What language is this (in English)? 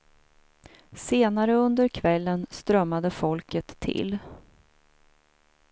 Swedish